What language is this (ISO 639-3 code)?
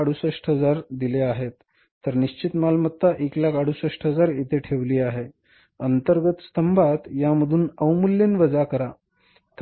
mar